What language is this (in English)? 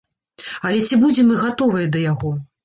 Belarusian